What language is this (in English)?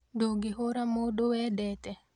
Kikuyu